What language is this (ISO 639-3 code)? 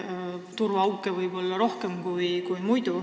est